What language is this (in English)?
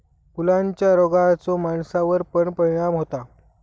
Marathi